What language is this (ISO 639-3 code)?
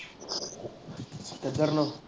pan